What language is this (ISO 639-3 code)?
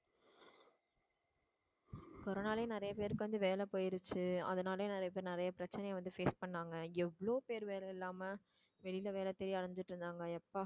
tam